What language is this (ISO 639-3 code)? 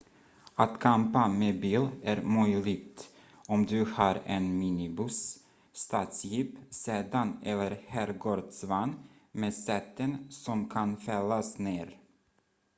swe